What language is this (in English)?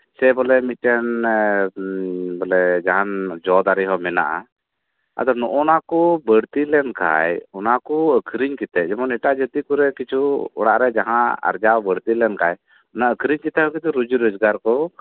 Santali